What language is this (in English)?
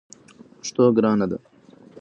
Pashto